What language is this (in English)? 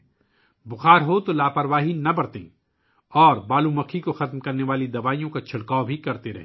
Urdu